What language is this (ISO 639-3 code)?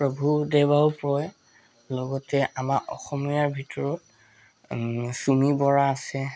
asm